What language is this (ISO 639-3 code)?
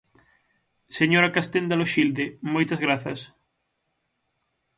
glg